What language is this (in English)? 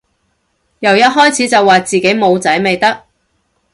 Cantonese